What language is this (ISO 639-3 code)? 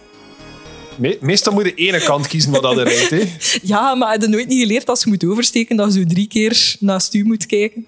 nld